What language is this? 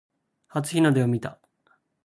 Japanese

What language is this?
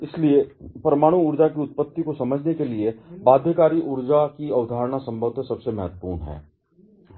Hindi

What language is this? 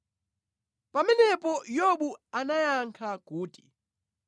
Nyanja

